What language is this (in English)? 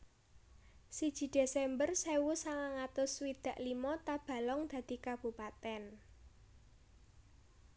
Javanese